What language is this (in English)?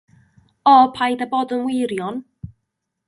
Welsh